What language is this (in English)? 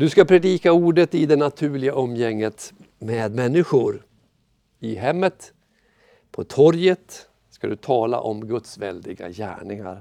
Swedish